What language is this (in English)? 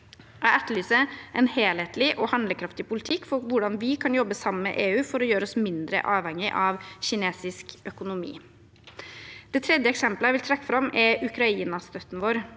Norwegian